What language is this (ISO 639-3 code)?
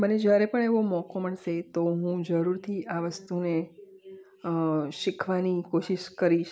guj